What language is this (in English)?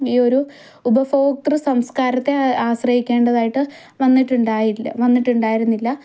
Malayalam